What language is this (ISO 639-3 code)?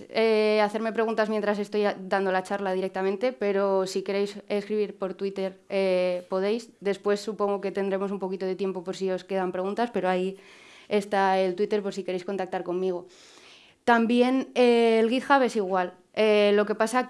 spa